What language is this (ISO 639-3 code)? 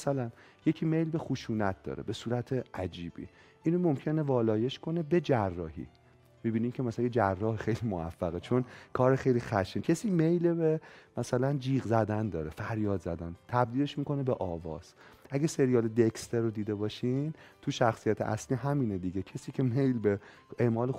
fas